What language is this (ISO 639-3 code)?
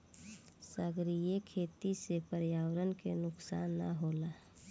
bho